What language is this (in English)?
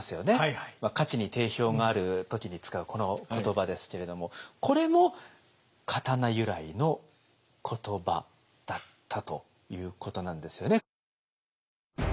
Japanese